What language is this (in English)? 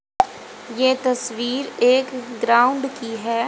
Hindi